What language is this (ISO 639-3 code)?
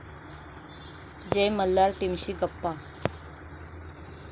mar